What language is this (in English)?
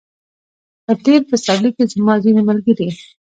Pashto